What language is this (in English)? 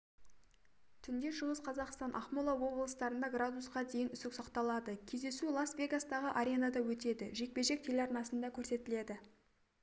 Kazakh